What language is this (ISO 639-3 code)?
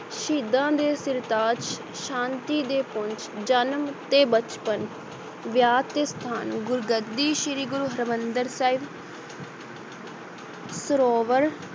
pan